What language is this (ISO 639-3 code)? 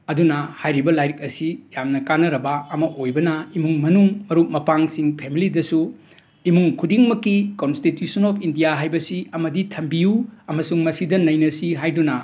mni